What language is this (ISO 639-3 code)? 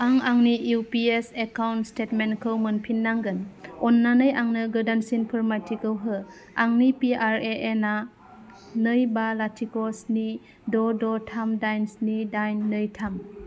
brx